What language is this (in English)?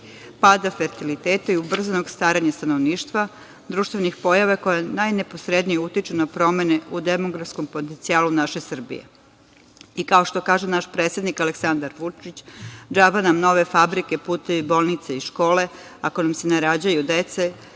Serbian